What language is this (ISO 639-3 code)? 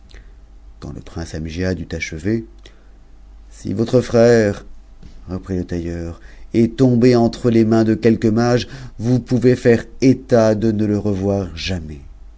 fra